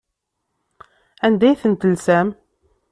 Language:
Kabyle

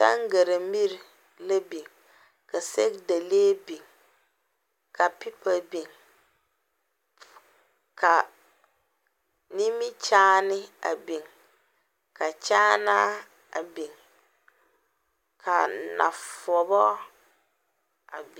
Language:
Southern Dagaare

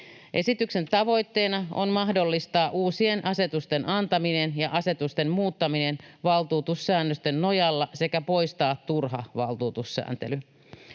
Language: Finnish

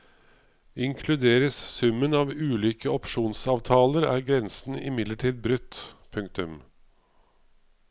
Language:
Norwegian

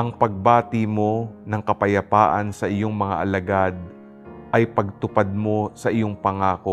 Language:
Filipino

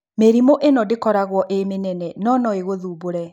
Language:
Kikuyu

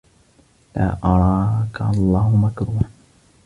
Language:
Arabic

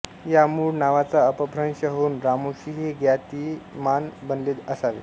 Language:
Marathi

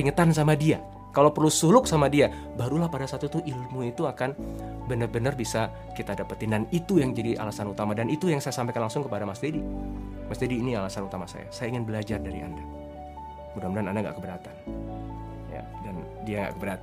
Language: Indonesian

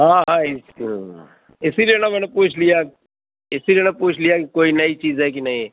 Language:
Urdu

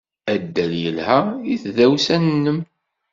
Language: Kabyle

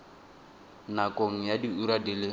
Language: Tswana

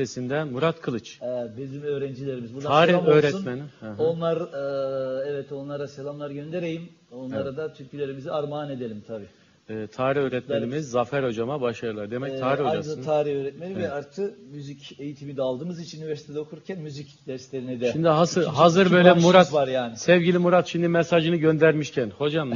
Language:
Turkish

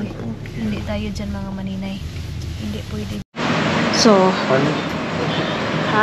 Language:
Filipino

